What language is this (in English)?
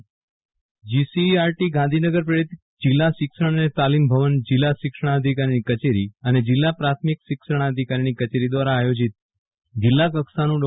Gujarati